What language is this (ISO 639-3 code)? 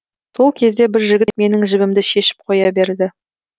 kaz